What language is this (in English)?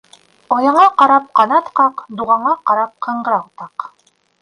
Bashkir